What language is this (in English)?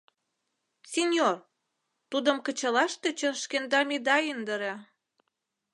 Mari